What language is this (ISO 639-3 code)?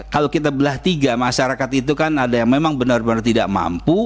ind